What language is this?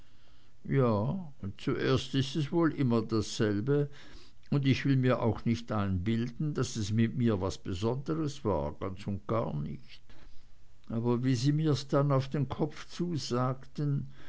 German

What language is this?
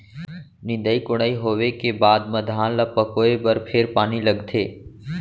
Chhattisgarhi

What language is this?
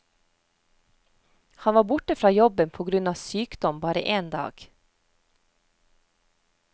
Norwegian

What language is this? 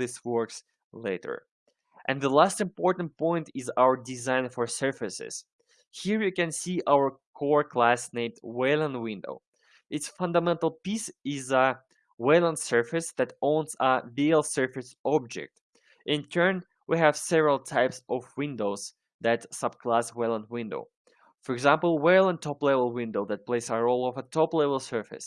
English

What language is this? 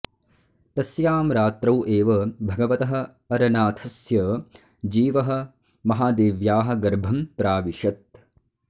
Sanskrit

